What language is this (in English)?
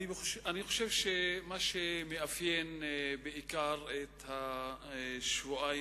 Hebrew